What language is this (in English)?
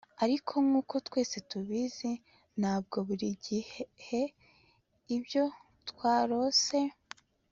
Kinyarwanda